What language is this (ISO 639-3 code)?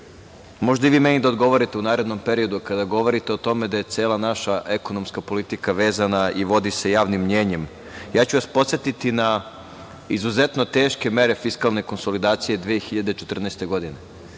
srp